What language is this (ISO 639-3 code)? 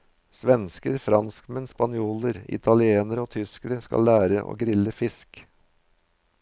nor